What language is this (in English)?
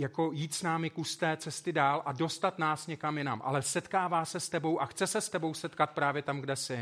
Czech